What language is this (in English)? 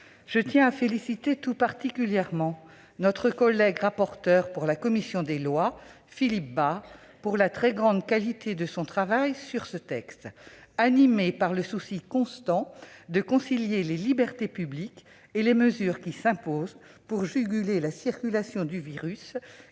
French